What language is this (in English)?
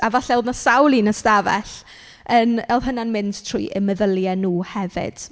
Welsh